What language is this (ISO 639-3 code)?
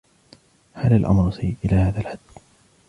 ara